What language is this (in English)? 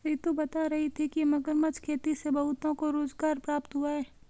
Hindi